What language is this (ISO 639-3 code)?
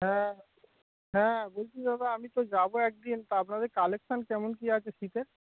ben